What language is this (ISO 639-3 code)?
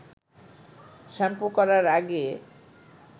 ben